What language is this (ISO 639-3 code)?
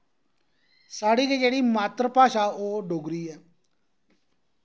doi